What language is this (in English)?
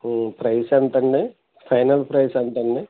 Telugu